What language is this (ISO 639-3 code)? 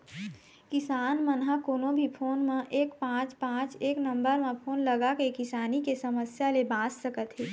hne